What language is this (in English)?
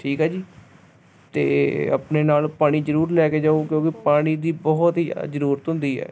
Punjabi